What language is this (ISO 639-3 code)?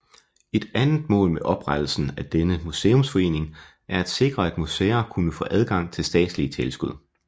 dan